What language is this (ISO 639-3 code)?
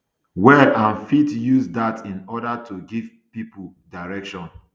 pcm